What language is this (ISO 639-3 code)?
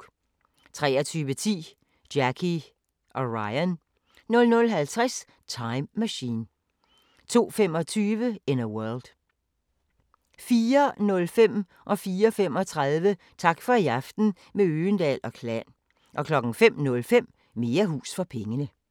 dan